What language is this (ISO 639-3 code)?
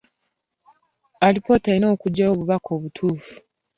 lug